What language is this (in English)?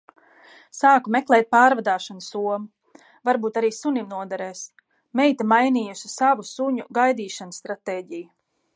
Latvian